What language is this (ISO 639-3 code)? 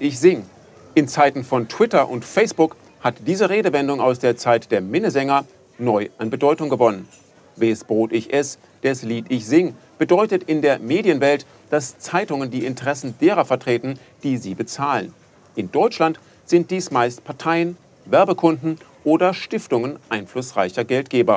deu